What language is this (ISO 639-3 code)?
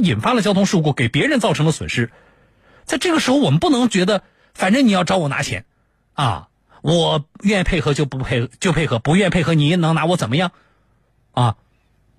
zho